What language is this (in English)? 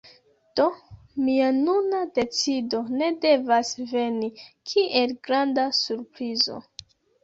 Esperanto